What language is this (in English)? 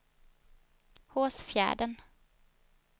Swedish